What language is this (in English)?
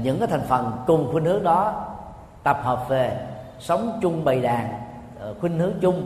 Vietnamese